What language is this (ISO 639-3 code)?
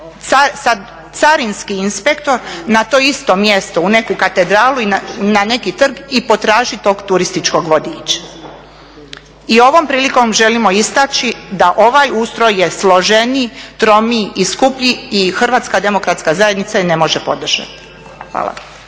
hrv